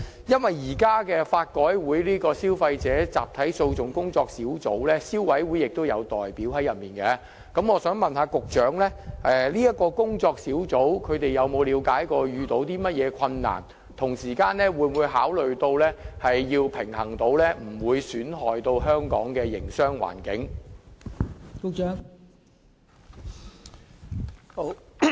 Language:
Cantonese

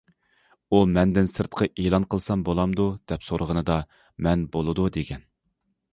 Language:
Uyghur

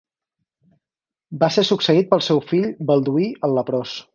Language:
Catalan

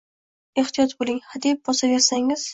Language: Uzbek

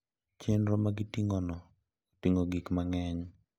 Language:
Luo (Kenya and Tanzania)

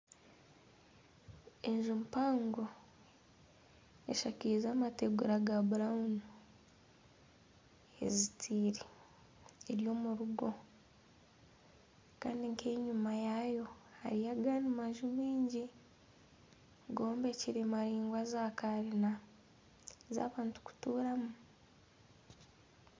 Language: Nyankole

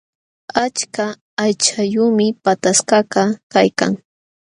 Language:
Jauja Wanca Quechua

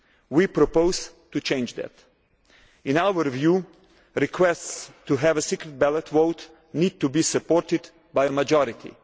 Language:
English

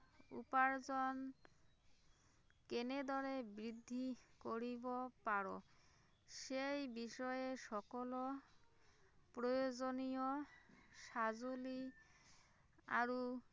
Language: Assamese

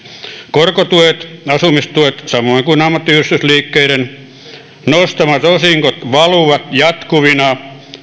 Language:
Finnish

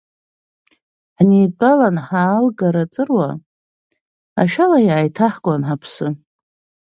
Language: Abkhazian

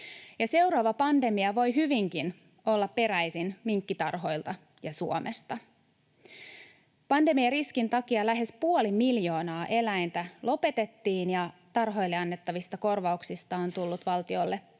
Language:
Finnish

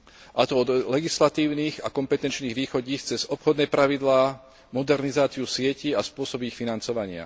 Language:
Slovak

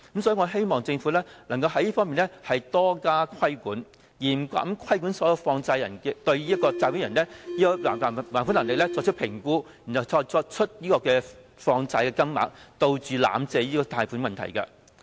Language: Cantonese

